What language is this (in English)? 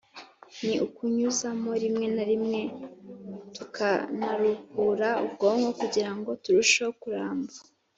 Kinyarwanda